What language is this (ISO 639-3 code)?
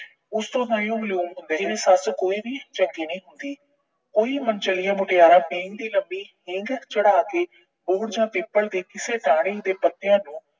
pan